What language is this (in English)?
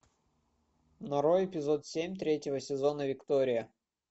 Russian